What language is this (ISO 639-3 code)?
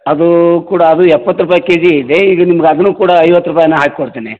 kan